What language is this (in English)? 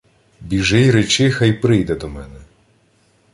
Ukrainian